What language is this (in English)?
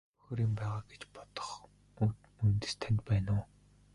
Mongolian